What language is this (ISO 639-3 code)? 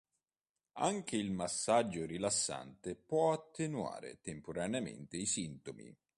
ita